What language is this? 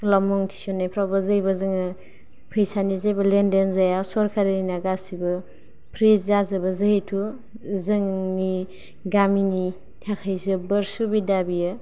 Bodo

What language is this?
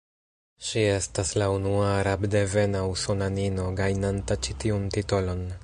Esperanto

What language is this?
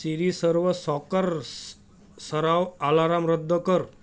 Marathi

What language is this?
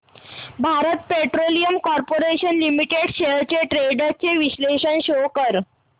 Marathi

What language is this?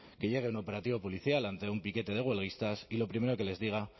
Spanish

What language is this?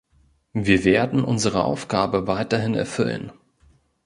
German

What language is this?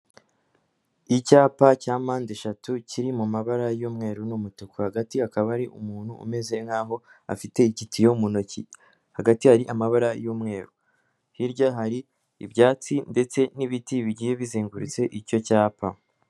Kinyarwanda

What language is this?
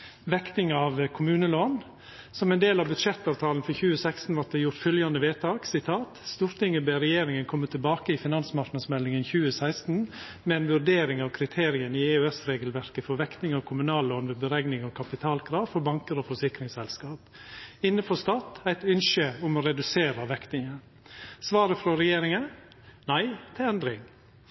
Norwegian Nynorsk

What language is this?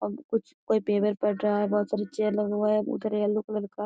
Magahi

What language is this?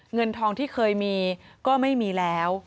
Thai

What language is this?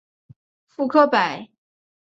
Chinese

